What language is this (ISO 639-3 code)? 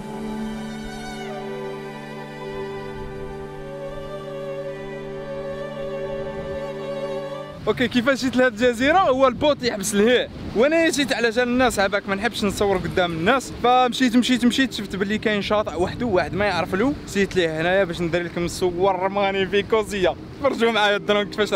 ara